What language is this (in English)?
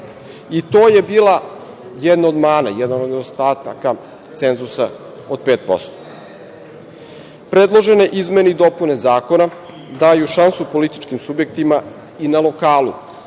Serbian